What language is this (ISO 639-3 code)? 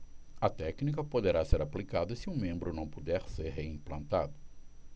por